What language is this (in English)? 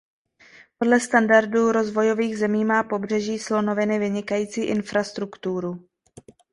Czech